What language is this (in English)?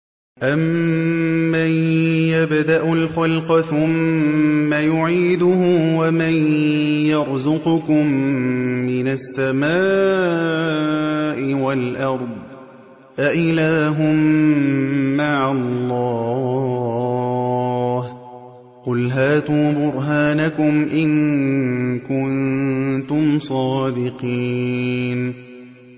Arabic